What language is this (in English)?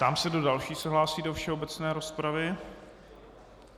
Czech